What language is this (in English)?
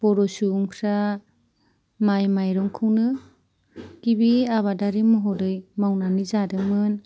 Bodo